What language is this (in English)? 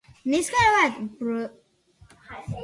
Basque